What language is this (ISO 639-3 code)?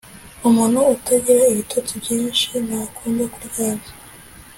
kin